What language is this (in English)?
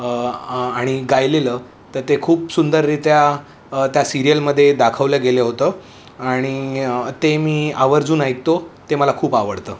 Marathi